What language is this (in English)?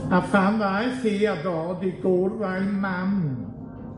Welsh